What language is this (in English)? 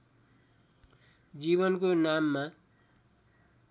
Nepali